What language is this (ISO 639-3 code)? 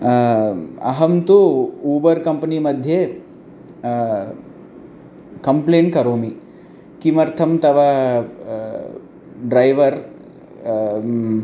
san